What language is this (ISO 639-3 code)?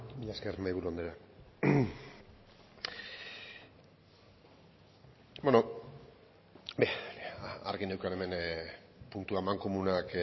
eus